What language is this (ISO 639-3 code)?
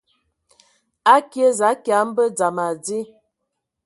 ewo